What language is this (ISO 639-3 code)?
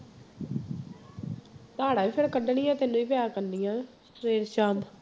pan